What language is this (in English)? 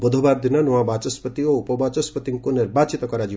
Odia